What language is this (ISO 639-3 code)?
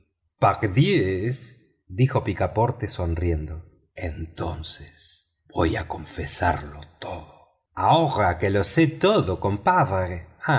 spa